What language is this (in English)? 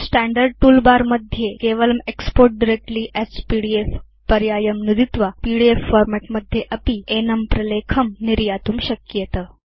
Sanskrit